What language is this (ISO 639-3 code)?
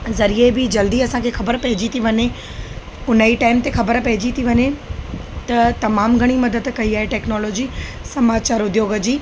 snd